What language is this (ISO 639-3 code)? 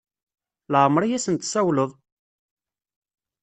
kab